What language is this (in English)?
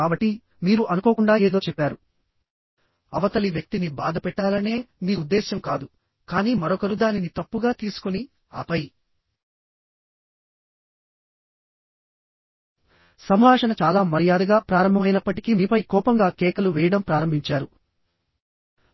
Telugu